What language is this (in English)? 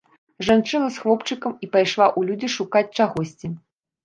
Belarusian